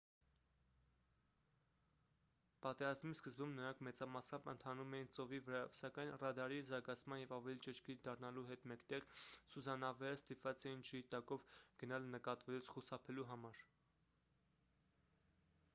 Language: Armenian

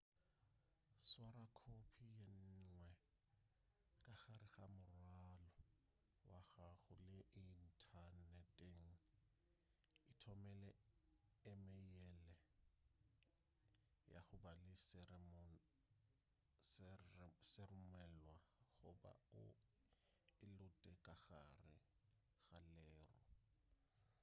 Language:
Northern Sotho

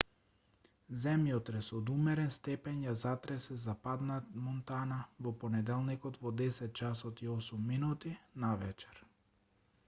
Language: Macedonian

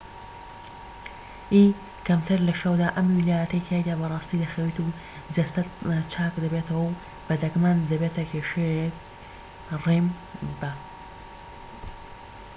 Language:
Central Kurdish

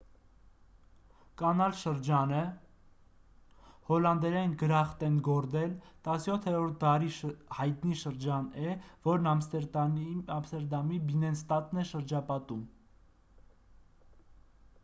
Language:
Armenian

